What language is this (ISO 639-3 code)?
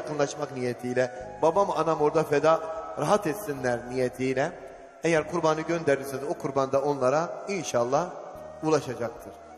tur